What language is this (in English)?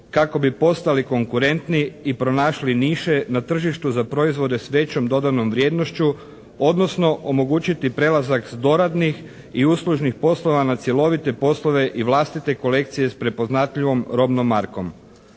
Croatian